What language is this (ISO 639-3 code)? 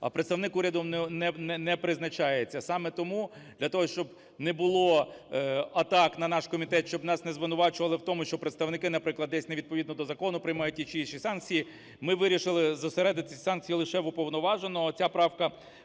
ukr